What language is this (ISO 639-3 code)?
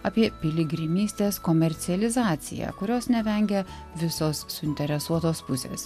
lit